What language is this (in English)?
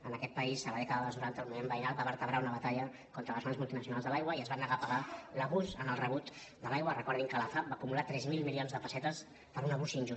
Catalan